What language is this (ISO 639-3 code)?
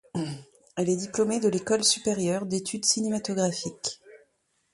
fra